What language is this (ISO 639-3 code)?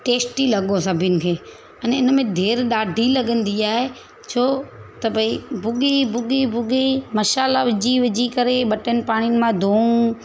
snd